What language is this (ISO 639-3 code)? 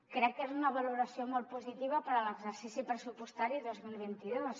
cat